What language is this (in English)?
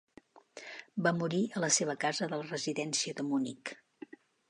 Catalan